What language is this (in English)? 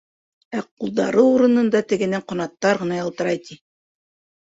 Bashkir